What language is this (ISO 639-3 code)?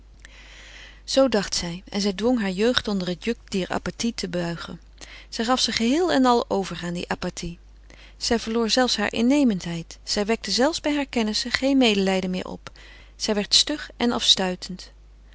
nld